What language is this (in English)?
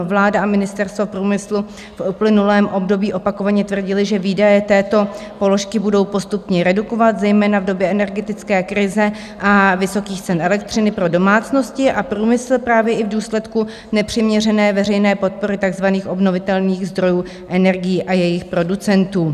Czech